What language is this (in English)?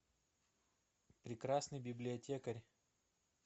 Russian